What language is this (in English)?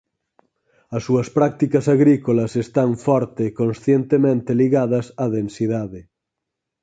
Galician